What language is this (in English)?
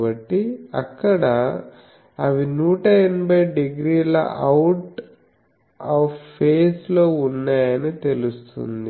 Telugu